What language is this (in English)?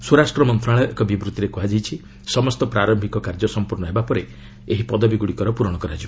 Odia